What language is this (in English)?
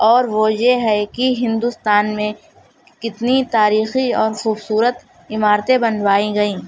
Urdu